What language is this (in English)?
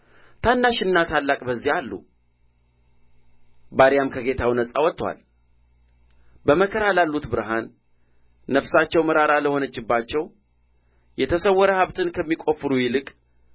Amharic